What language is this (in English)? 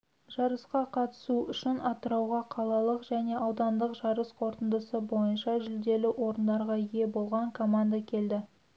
Kazakh